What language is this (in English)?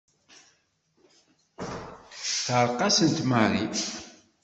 Kabyle